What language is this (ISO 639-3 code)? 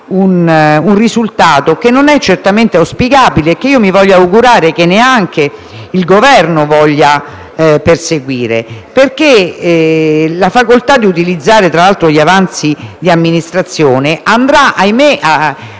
ita